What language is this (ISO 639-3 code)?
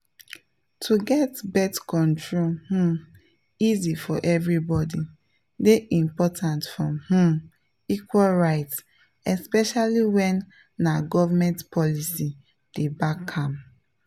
pcm